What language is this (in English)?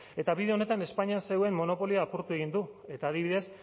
Basque